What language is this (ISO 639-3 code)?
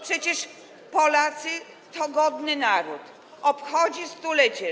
pol